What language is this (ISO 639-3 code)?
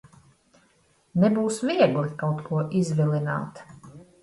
lav